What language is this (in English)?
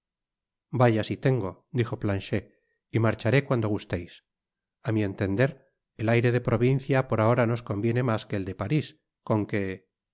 Spanish